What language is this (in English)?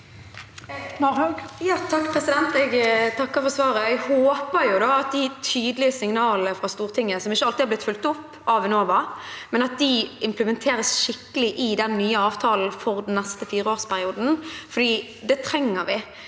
Norwegian